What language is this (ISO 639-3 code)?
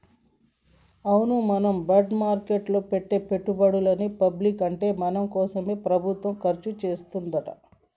tel